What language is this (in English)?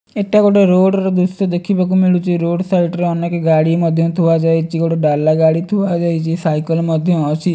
Odia